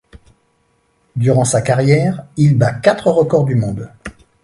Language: French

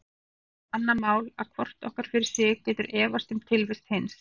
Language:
Icelandic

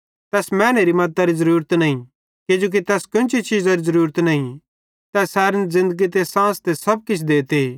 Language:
Bhadrawahi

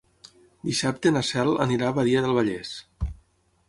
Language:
Catalan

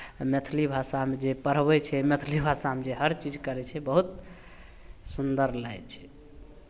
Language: Maithili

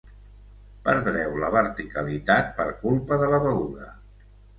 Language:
Catalan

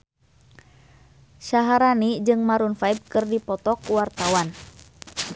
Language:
Sundanese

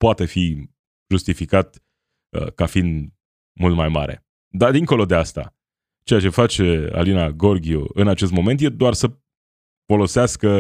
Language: Romanian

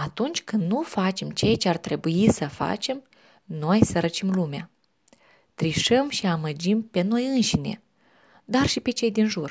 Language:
Romanian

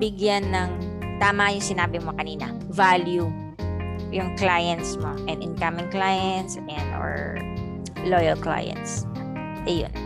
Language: Filipino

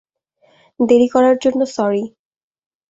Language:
Bangla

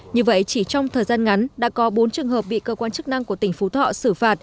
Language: Vietnamese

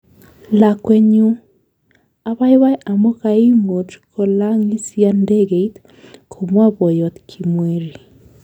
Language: Kalenjin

